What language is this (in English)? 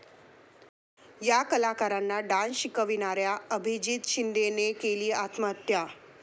Marathi